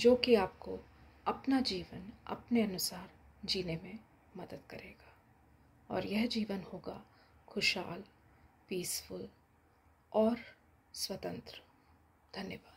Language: Hindi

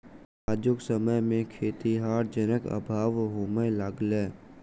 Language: Maithili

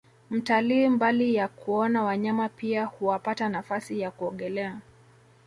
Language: Swahili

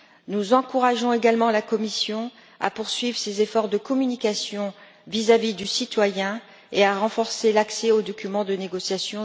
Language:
French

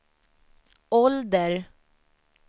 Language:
Swedish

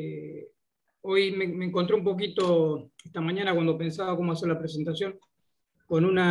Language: Spanish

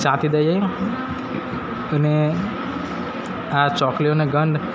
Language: Gujarati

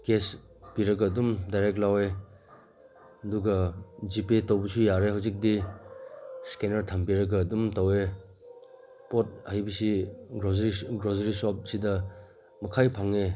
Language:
Manipuri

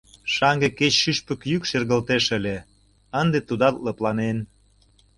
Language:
Mari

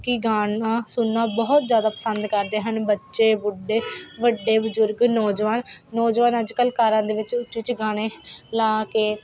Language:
Punjabi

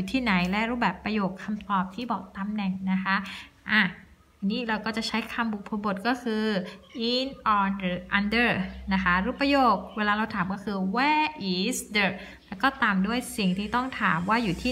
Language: Thai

